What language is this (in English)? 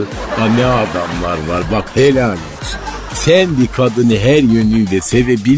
Turkish